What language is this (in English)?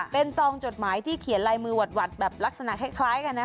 Thai